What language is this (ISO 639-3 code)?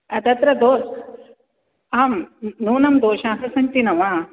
san